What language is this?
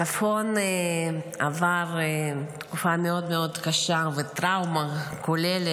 Hebrew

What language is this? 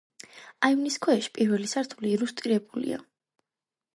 Georgian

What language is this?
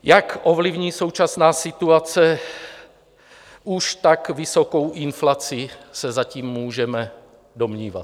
Czech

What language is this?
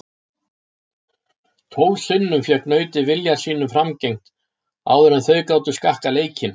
Icelandic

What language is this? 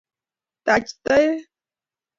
Kalenjin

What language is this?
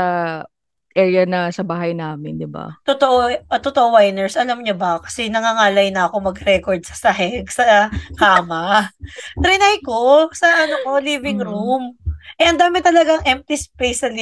Filipino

